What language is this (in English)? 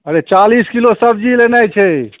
Maithili